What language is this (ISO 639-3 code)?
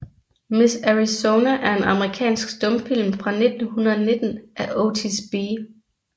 dan